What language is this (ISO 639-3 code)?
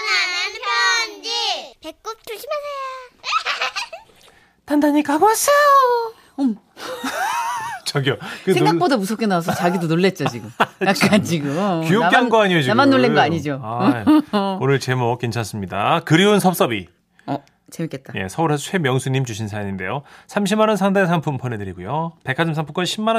kor